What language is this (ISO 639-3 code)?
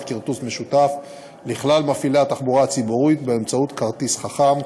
heb